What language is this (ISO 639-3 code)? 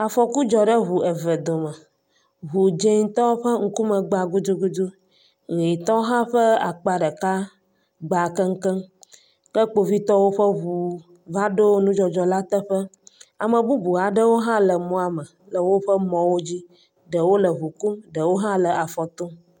ewe